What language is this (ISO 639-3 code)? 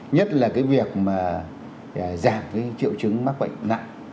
vie